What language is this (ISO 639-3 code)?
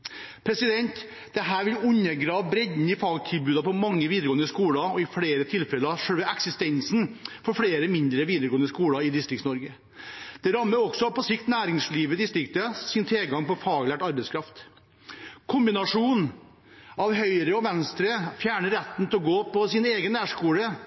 nob